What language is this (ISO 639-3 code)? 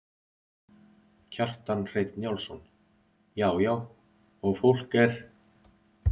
isl